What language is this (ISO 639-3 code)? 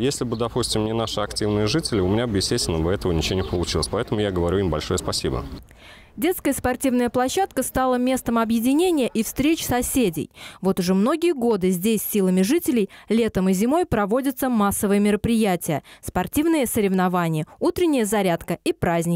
rus